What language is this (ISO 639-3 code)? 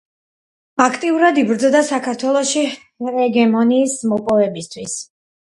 kat